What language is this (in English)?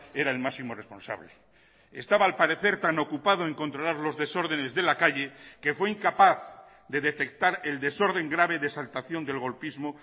Spanish